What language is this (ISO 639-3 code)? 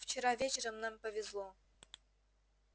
rus